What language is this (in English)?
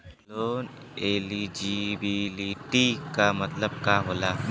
Bhojpuri